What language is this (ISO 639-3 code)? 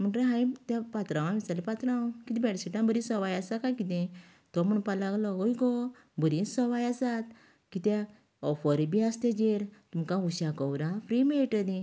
kok